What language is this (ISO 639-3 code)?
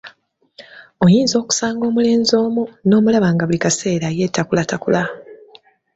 lug